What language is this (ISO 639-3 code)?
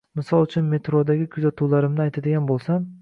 uzb